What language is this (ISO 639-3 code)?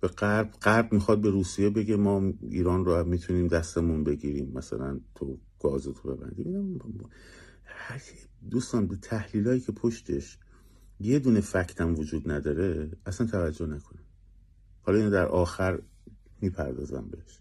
fas